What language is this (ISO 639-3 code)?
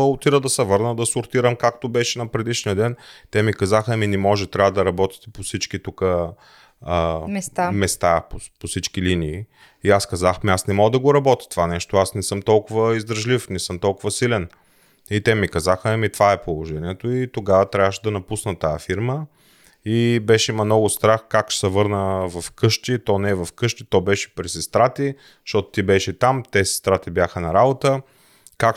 bul